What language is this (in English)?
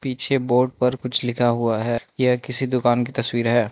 Hindi